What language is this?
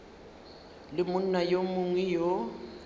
Northern Sotho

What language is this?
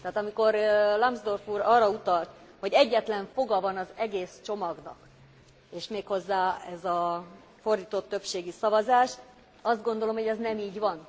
Hungarian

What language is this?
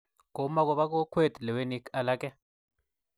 Kalenjin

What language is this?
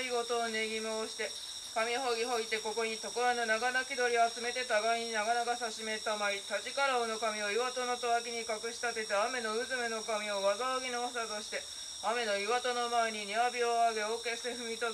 Japanese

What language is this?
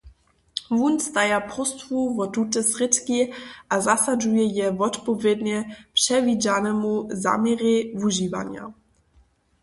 Upper Sorbian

